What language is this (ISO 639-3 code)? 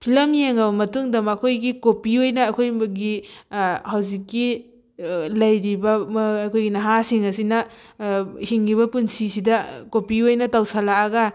mni